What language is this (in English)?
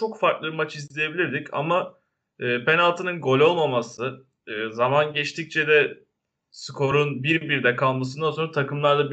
Turkish